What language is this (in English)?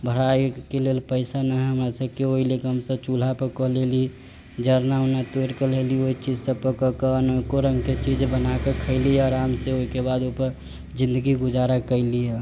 Maithili